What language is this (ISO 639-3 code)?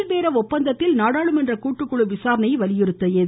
tam